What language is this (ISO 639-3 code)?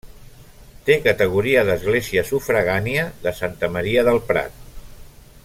cat